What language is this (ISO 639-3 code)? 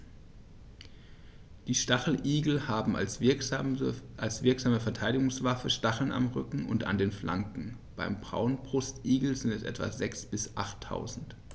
deu